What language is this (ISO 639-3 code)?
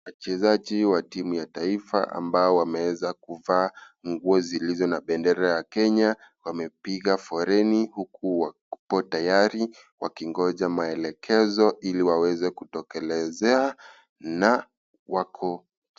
swa